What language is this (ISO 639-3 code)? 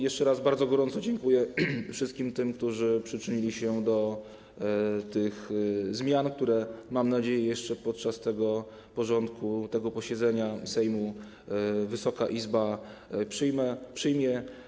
pol